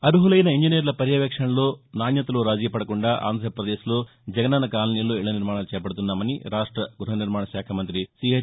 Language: Telugu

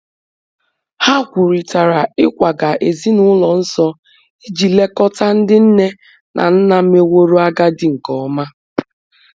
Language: Igbo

